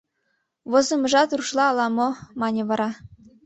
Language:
Mari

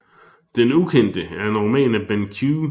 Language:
Danish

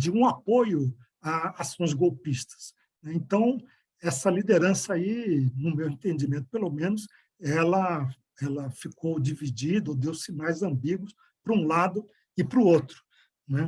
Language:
Portuguese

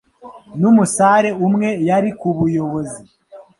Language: Kinyarwanda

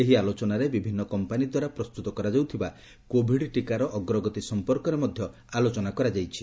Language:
Odia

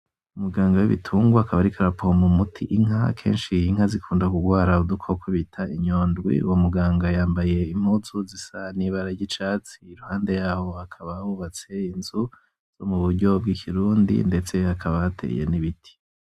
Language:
Rundi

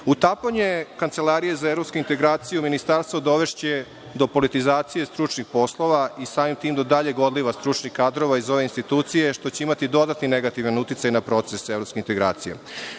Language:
Serbian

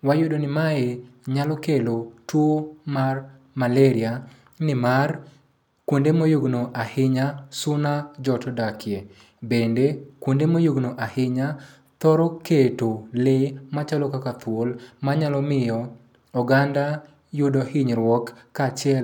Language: Luo (Kenya and Tanzania)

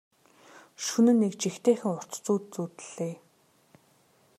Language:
Mongolian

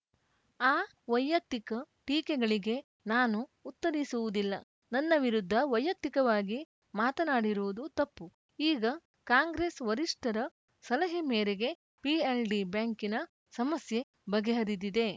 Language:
Kannada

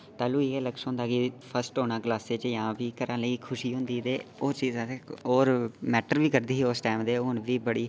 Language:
Dogri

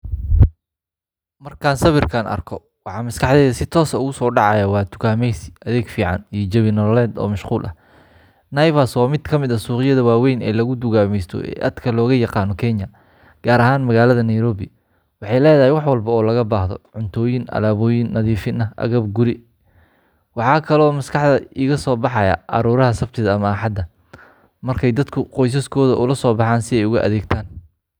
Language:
Somali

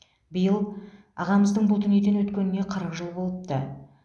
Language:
Kazakh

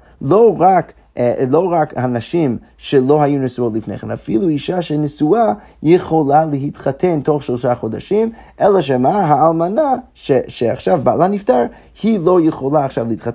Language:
Hebrew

